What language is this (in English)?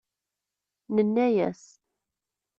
Kabyle